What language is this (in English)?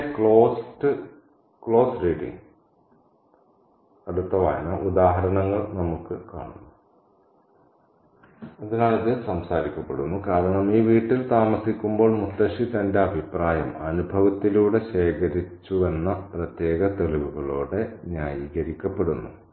Malayalam